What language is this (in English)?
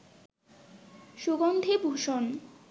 Bangla